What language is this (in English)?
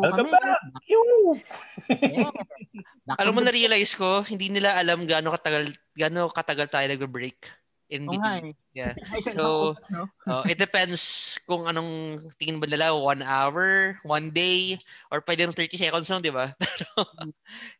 Filipino